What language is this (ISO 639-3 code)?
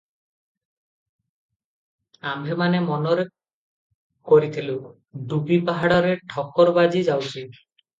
ori